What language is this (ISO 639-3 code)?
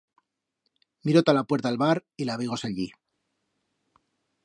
arg